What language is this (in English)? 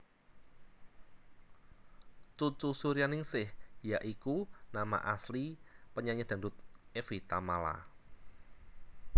Javanese